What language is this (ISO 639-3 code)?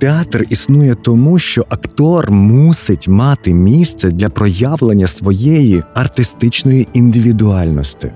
ukr